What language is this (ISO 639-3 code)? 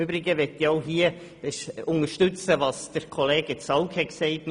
gsw